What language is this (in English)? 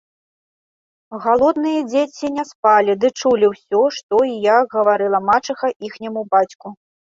Belarusian